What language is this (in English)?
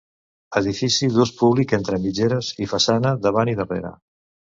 Catalan